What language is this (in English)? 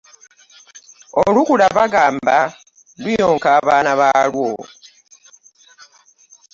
Ganda